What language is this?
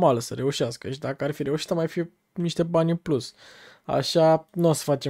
Romanian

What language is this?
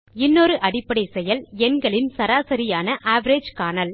Tamil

